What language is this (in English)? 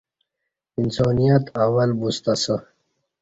Kati